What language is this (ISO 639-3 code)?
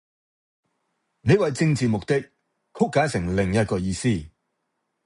yue